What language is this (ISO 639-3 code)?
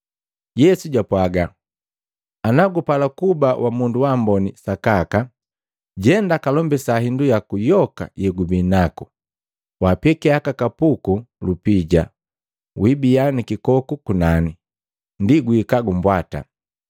mgv